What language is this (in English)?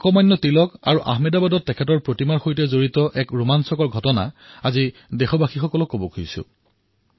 Assamese